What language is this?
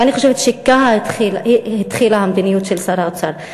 Hebrew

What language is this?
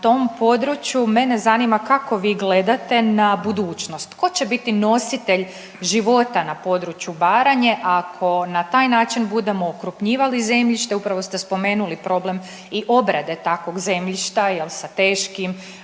Croatian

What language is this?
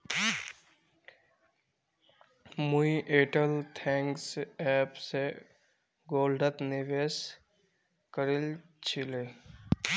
Magahi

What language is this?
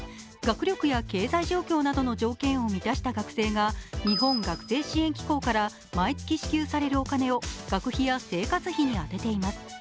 Japanese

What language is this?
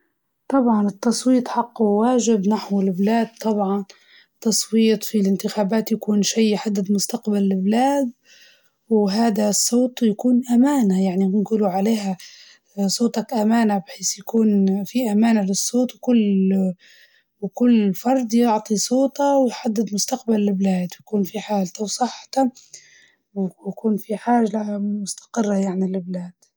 Libyan Arabic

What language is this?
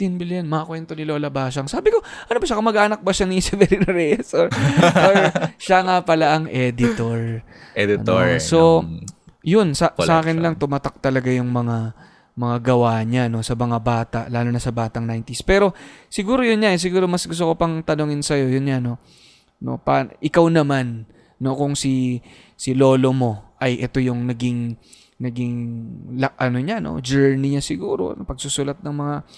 Filipino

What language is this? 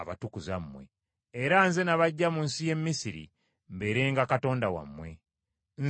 Ganda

